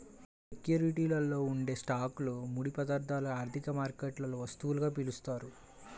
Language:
Telugu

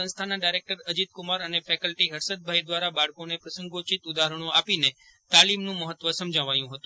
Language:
Gujarati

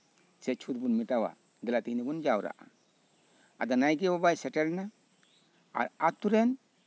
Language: Santali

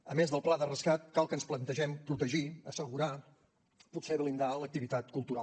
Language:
Catalan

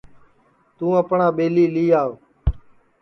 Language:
Sansi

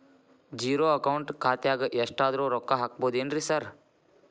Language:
Kannada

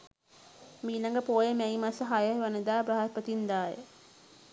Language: Sinhala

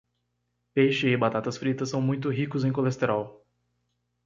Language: Portuguese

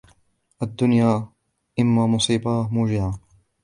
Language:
Arabic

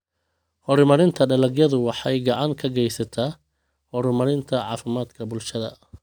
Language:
Somali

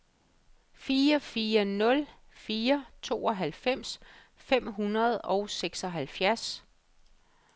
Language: Danish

